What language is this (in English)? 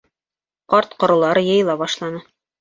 Bashkir